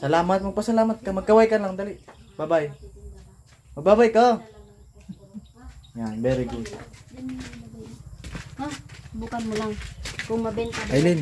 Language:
Filipino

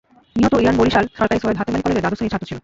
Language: Bangla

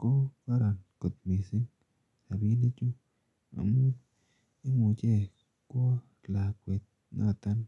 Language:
Kalenjin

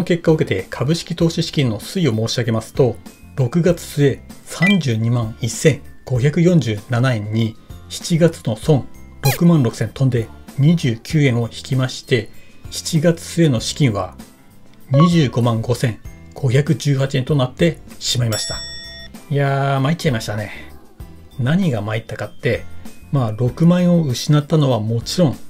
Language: Japanese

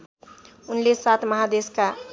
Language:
Nepali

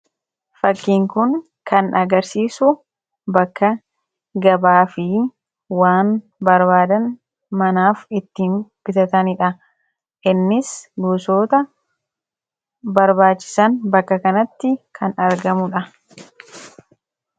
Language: Oromo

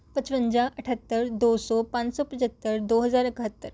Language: Punjabi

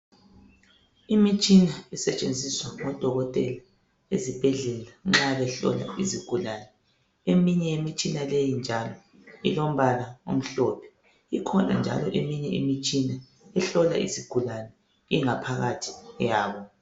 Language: North Ndebele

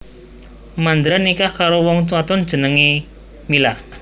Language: Javanese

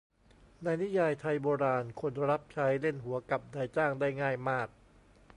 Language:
Thai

